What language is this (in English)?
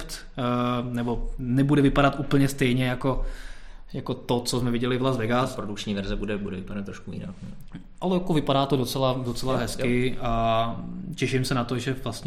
Czech